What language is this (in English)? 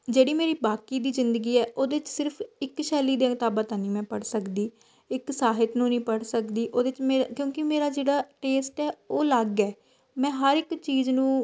Punjabi